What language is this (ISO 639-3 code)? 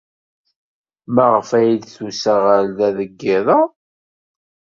kab